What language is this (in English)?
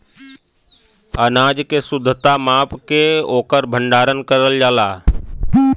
Bhojpuri